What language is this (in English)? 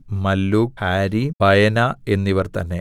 Malayalam